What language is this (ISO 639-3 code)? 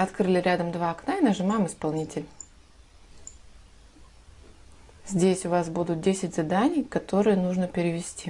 rus